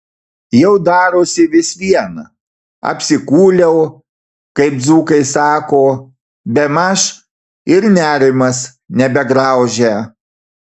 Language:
Lithuanian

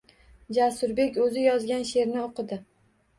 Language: Uzbek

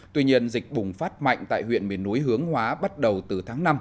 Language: Vietnamese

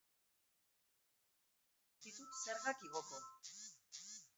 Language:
Basque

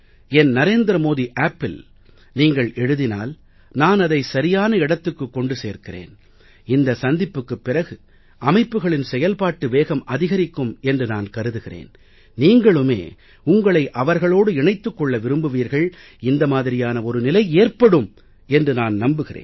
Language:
Tamil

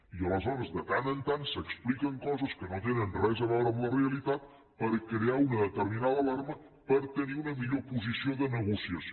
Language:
Catalan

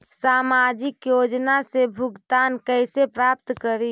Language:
Magahi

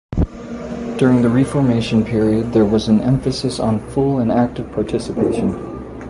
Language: English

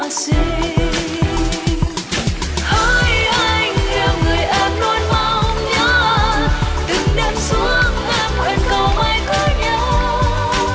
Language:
Vietnamese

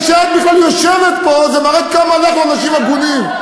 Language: Hebrew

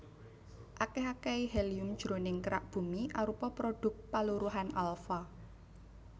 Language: Javanese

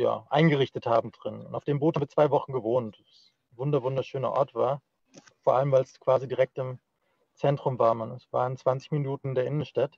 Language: German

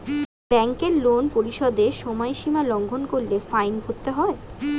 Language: Bangla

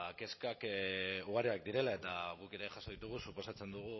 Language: Basque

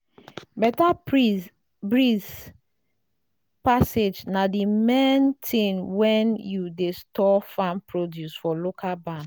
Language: Nigerian Pidgin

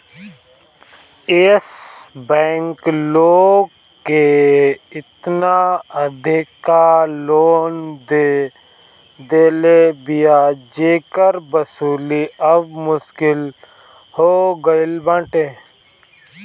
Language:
Bhojpuri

